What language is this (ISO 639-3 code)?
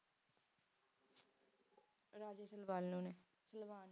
pan